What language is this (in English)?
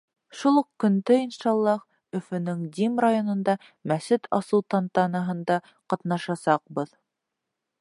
Bashkir